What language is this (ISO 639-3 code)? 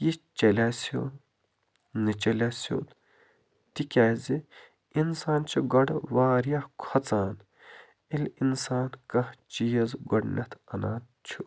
kas